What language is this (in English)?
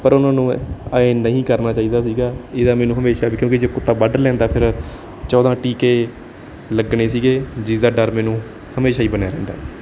Punjabi